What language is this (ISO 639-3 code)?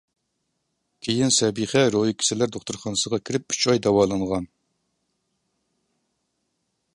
uig